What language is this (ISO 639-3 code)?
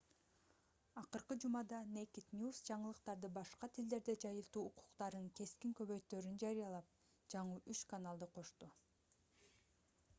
kir